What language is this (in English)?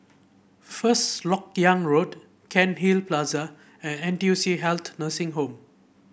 English